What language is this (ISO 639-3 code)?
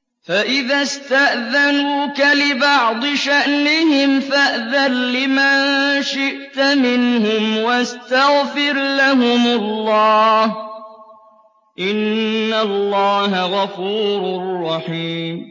ara